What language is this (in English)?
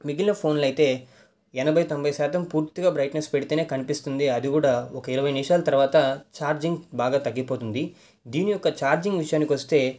Telugu